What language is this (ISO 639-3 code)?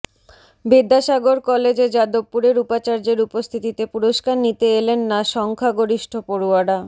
ben